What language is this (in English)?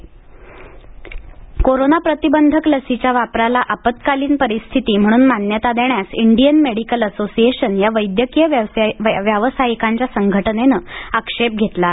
Marathi